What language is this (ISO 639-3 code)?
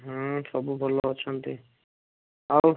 ori